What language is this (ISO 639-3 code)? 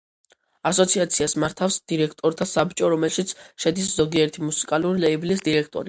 kat